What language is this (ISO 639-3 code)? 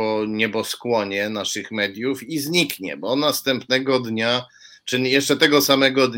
pol